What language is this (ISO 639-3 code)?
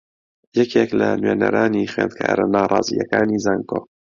ckb